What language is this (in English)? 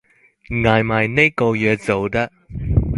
Cantonese